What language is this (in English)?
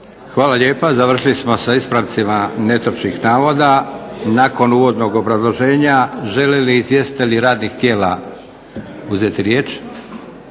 Croatian